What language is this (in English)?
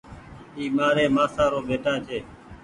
Goaria